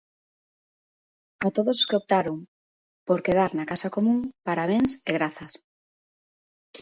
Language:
Galician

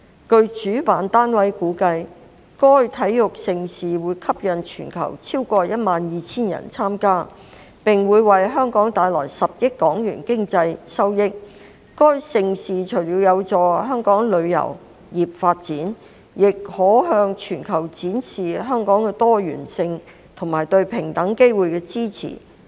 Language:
Cantonese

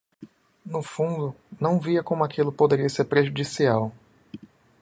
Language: Portuguese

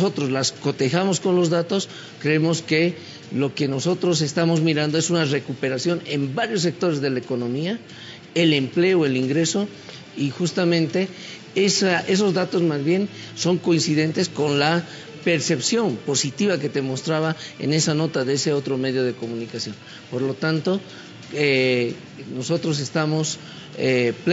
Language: Spanish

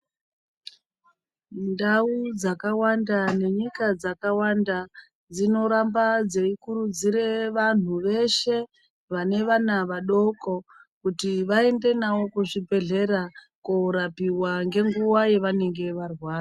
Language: Ndau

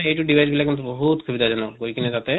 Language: Assamese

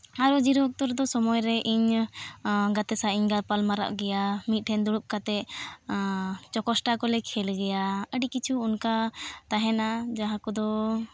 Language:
Santali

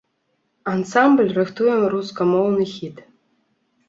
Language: Belarusian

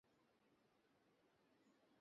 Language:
Bangla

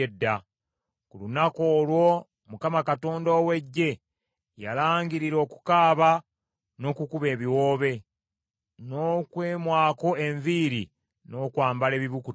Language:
Ganda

